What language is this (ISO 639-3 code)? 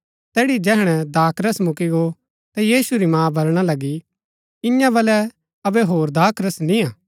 gbk